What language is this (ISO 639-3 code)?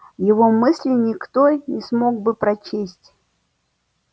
rus